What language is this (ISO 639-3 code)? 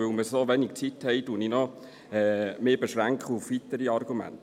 gsw